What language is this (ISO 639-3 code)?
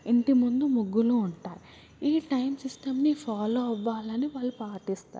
tel